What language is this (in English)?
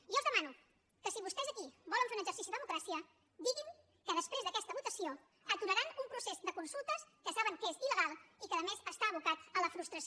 Catalan